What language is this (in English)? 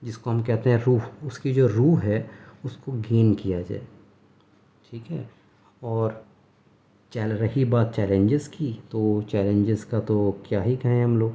Urdu